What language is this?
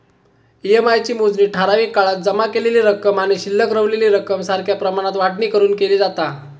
Marathi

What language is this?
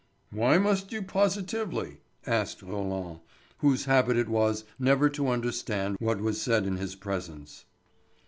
English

